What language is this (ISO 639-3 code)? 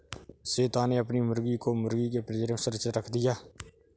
hin